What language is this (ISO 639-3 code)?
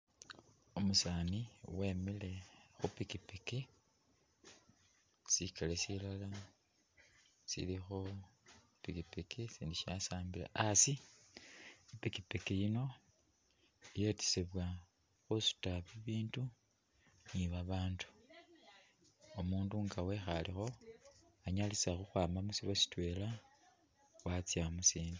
myx